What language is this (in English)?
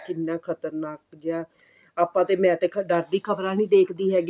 Punjabi